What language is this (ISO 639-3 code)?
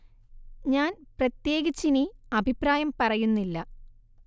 mal